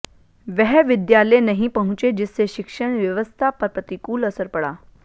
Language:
Hindi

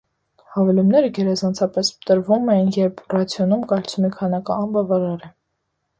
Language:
Armenian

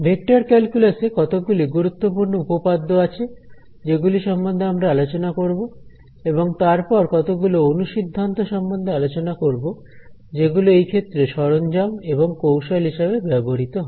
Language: Bangla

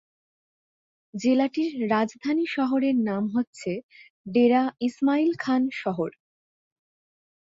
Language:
Bangla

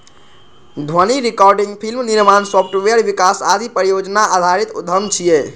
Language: Maithili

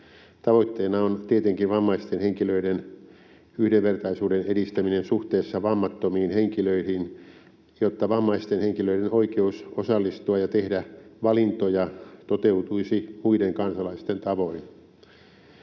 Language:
Finnish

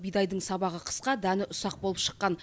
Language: Kazakh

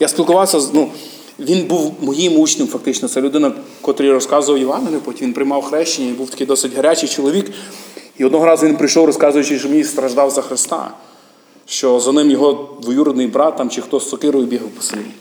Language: Ukrainian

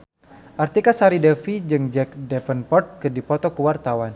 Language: Sundanese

